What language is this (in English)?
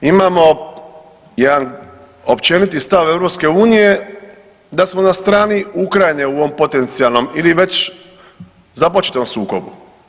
Croatian